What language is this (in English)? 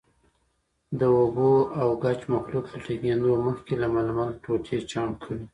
Pashto